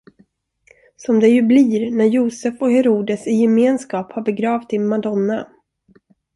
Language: Swedish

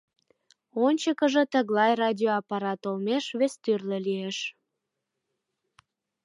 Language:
Mari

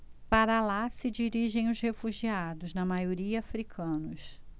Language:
Portuguese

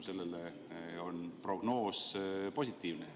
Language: Estonian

